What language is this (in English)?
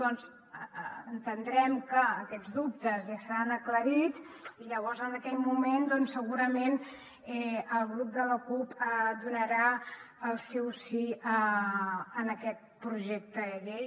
Catalan